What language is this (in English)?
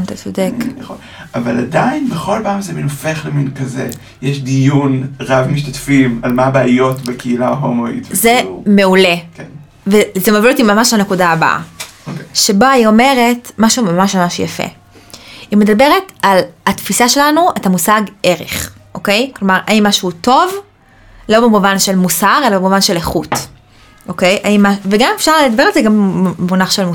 Hebrew